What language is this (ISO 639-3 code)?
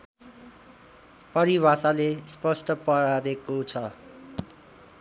nep